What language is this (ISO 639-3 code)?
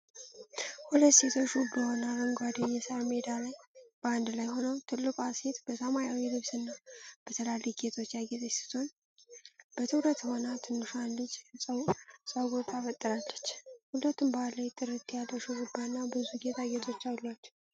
amh